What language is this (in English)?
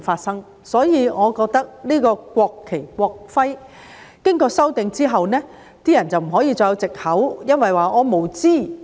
Cantonese